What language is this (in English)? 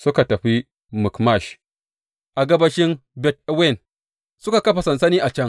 Hausa